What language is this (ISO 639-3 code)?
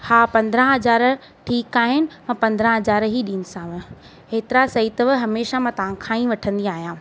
snd